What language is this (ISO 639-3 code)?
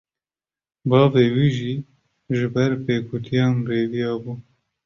kur